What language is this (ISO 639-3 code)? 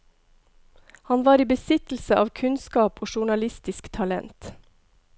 nor